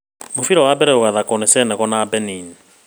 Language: Kikuyu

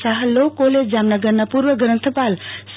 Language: Gujarati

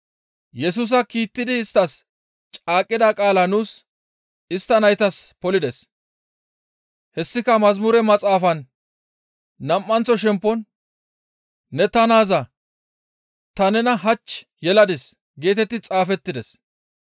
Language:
Gamo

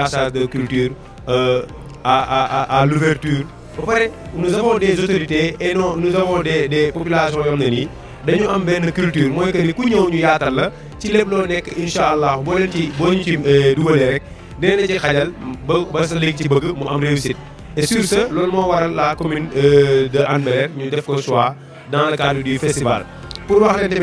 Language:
French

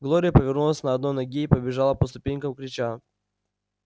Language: Russian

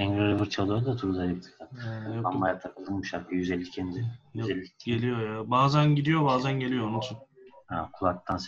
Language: Turkish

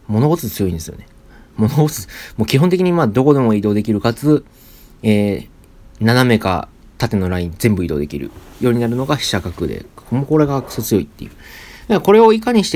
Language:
Japanese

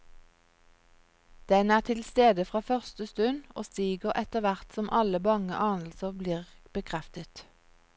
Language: Norwegian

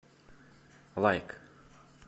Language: Russian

